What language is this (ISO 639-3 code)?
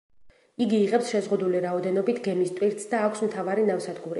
kat